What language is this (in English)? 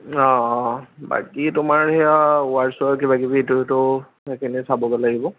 Assamese